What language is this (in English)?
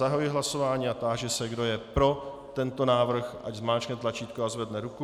Czech